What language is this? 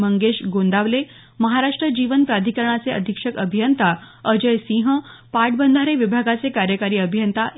Marathi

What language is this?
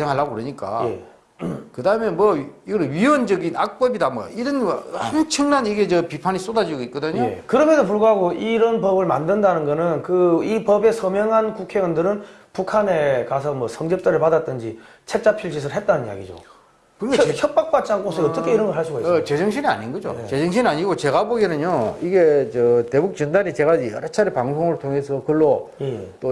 Korean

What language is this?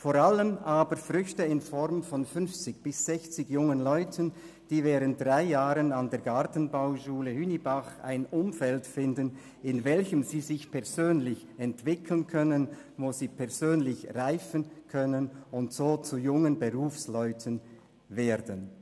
Swiss German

